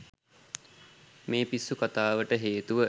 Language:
Sinhala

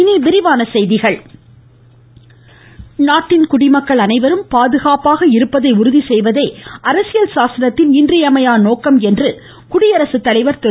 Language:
Tamil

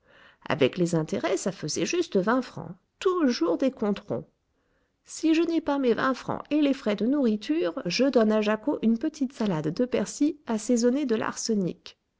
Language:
French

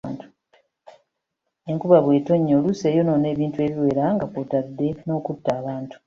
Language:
Ganda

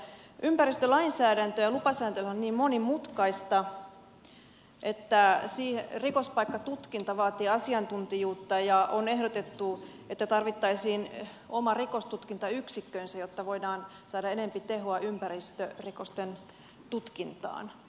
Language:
Finnish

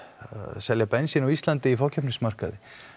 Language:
Icelandic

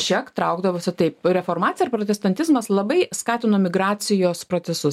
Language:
Lithuanian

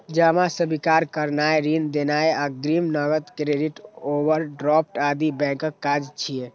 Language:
Maithili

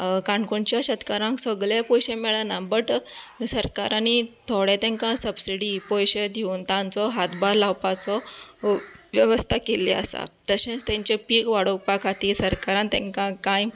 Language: Konkani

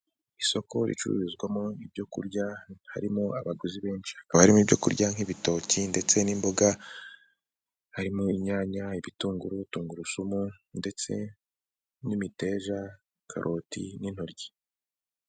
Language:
Kinyarwanda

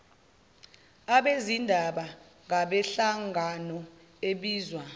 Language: Zulu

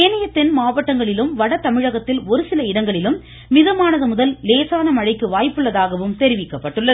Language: Tamil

